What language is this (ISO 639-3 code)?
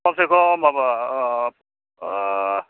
brx